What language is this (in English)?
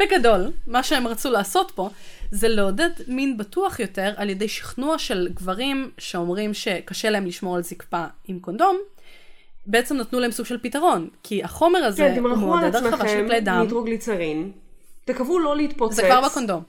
Hebrew